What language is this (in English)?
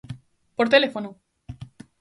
Galician